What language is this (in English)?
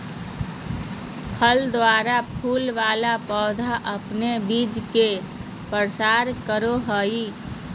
Magahi